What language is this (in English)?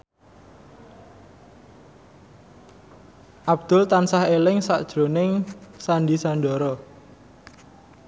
Javanese